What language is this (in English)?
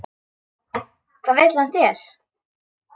Icelandic